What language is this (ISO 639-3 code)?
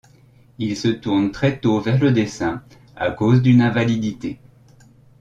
fra